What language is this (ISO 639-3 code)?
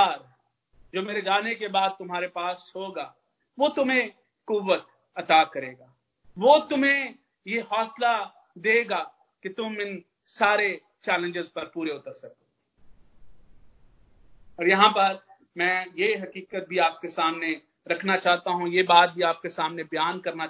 hin